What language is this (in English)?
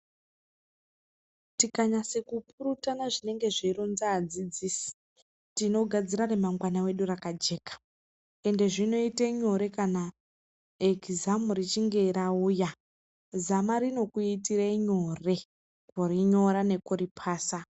Ndau